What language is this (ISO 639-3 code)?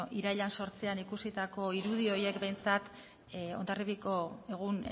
eus